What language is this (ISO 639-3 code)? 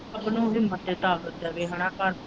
pan